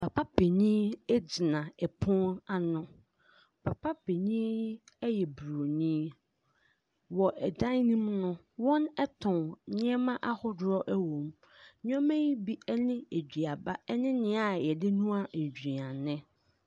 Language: Akan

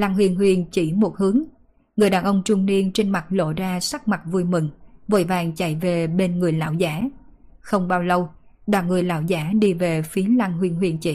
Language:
Vietnamese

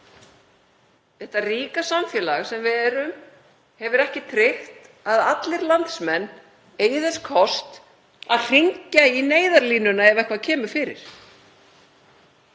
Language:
Icelandic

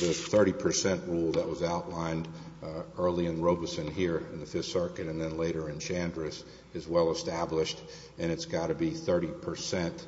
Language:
English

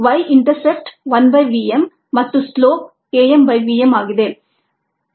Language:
Kannada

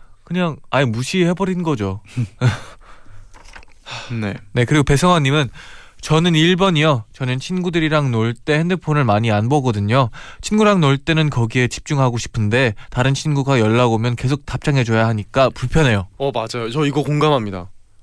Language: Korean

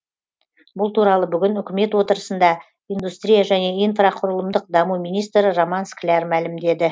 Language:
Kazakh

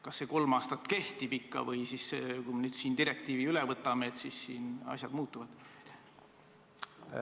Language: Estonian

